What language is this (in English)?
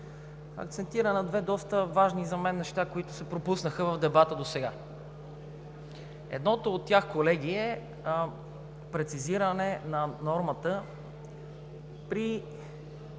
Bulgarian